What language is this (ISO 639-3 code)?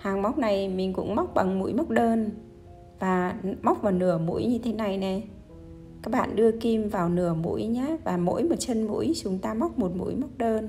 vie